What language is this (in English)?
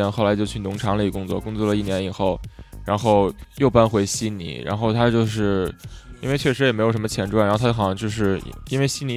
Chinese